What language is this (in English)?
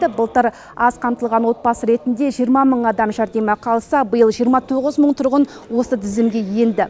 Kazakh